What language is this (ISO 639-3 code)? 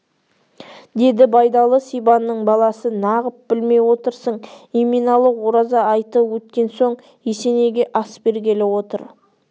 kaz